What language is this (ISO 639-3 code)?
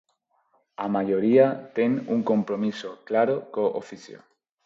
glg